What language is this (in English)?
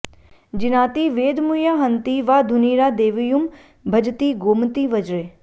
Sanskrit